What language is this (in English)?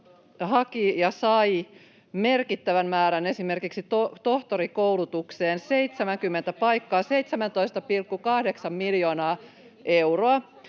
Finnish